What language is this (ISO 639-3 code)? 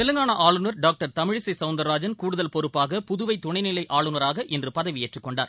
tam